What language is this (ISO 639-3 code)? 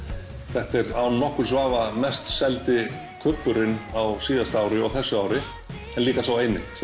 isl